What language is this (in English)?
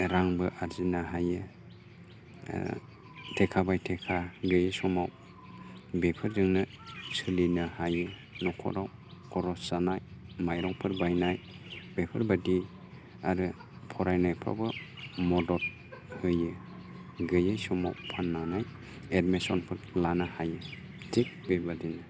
Bodo